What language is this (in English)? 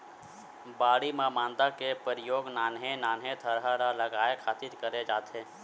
Chhattisgarhi